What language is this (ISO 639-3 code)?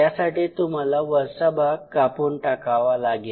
mar